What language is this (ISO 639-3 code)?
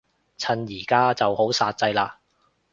yue